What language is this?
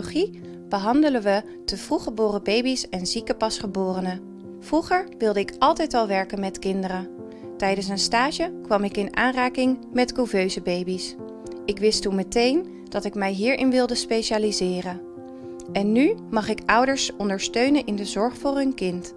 Dutch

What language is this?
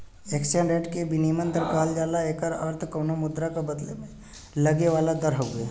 Bhojpuri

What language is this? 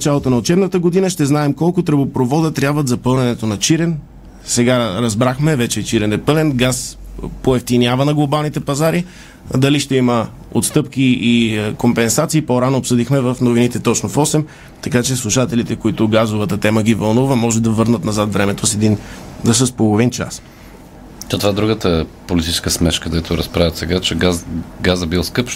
Bulgarian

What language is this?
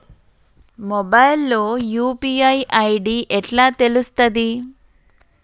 Telugu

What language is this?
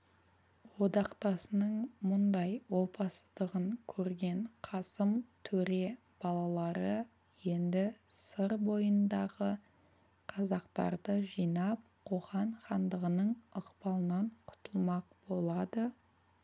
Kazakh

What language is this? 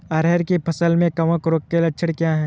Hindi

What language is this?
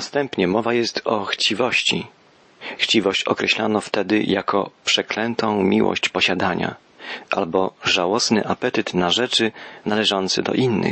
Polish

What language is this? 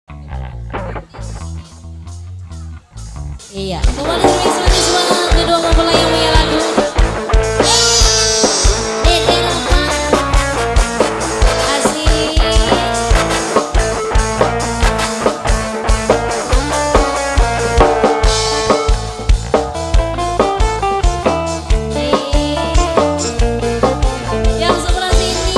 Indonesian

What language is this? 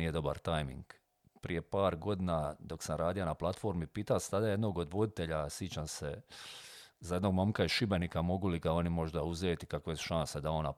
Croatian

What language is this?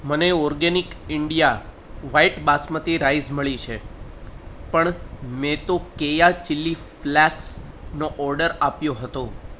Gujarati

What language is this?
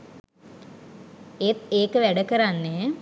Sinhala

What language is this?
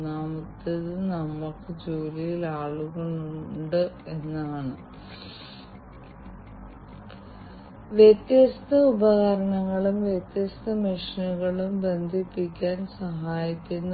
Malayalam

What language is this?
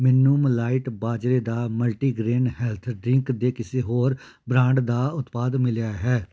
Punjabi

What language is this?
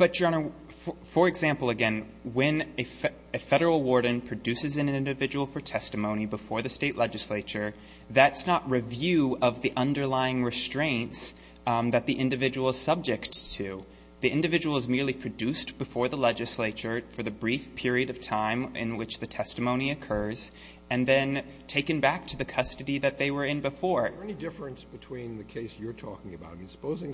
English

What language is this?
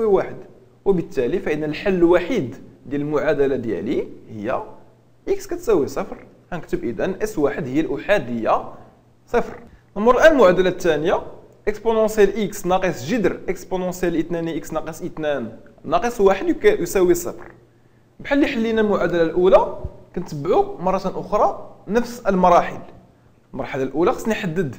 Arabic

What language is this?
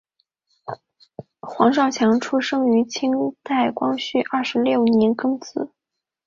Chinese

